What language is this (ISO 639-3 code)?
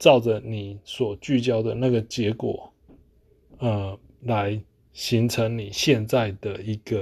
zho